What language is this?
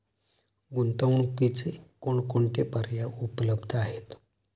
Marathi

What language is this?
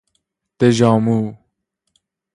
Persian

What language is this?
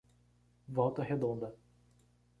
Portuguese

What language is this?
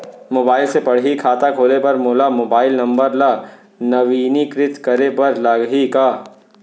Chhattisgarhi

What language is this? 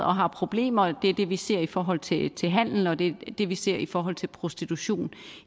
Danish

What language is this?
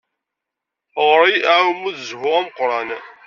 Kabyle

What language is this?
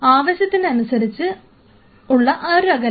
Malayalam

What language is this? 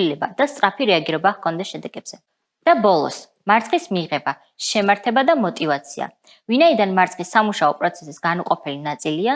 Turkish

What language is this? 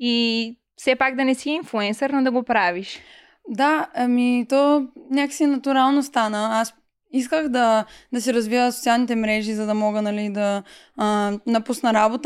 Bulgarian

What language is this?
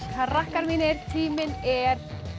Icelandic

